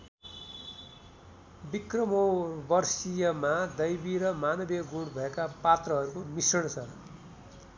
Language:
Nepali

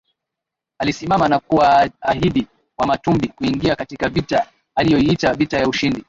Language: Swahili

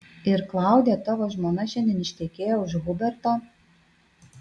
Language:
Lithuanian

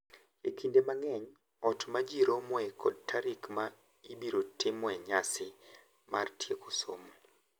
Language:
Luo (Kenya and Tanzania)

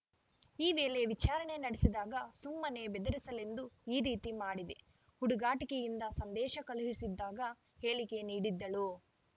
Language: Kannada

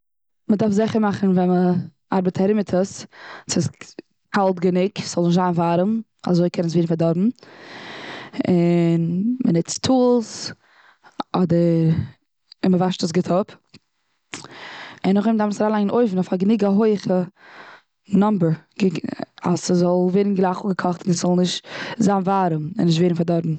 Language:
Yiddish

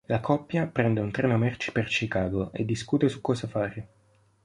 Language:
Italian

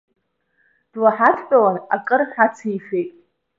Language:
Abkhazian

